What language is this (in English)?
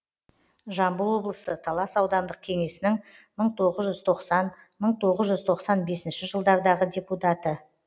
Kazakh